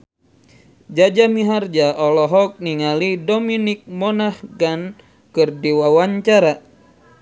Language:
Sundanese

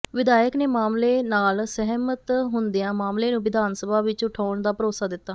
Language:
Punjabi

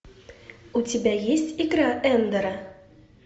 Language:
Russian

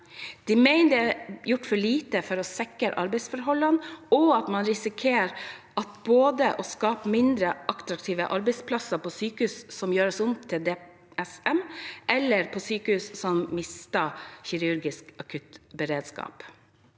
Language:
Norwegian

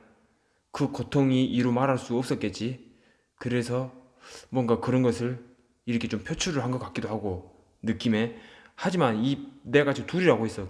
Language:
Korean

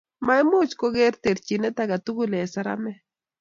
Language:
Kalenjin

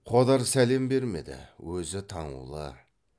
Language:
Kazakh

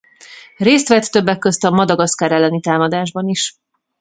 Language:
Hungarian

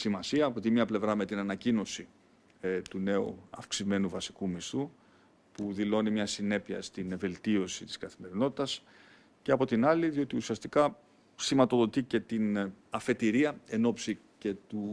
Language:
Greek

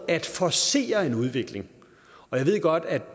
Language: Danish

